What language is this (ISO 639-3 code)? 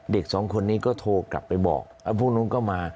tha